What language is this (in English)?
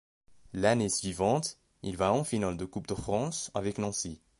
French